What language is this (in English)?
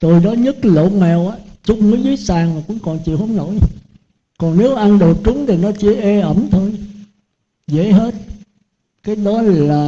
Vietnamese